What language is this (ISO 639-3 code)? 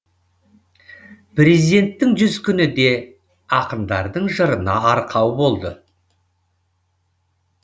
kaz